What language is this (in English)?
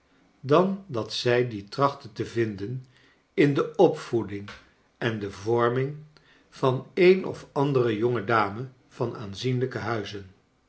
Dutch